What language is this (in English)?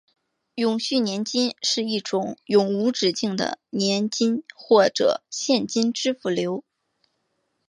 Chinese